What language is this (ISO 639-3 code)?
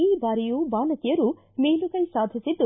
kan